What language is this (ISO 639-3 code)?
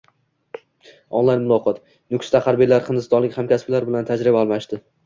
uzb